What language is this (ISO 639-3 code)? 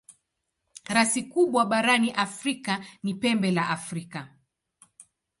swa